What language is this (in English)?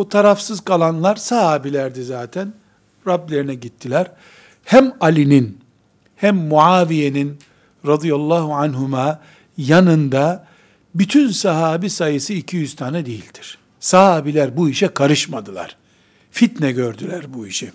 Turkish